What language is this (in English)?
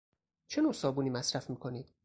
Persian